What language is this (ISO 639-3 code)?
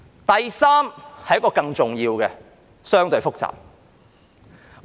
yue